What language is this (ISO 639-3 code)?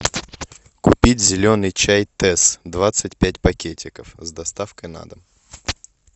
rus